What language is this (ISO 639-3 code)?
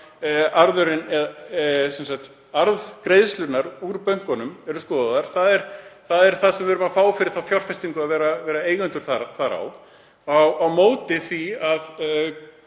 isl